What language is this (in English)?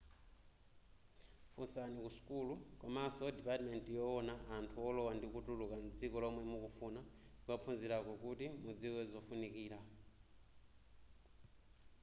Nyanja